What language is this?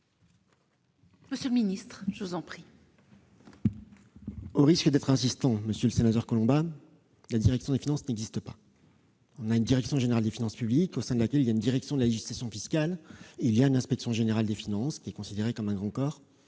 French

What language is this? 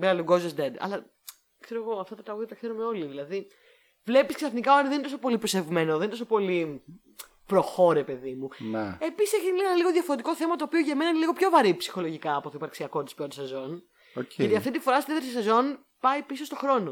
Greek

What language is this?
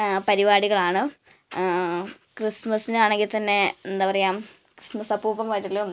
Malayalam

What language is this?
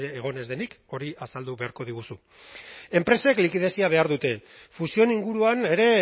Basque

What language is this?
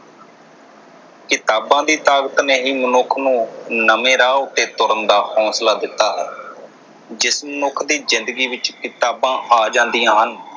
Punjabi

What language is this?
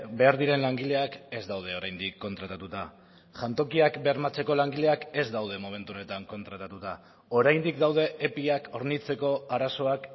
Basque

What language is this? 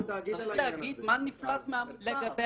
Hebrew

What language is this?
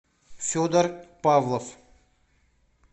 Russian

